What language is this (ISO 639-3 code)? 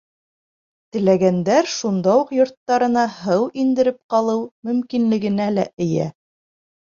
bak